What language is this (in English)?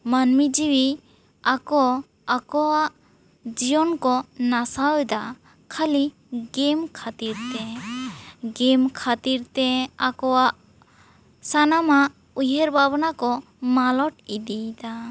Santali